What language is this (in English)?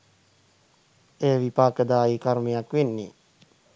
Sinhala